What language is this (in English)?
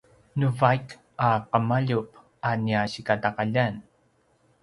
Paiwan